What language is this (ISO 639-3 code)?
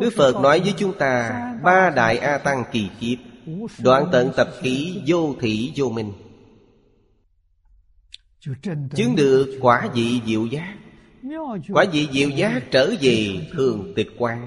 vie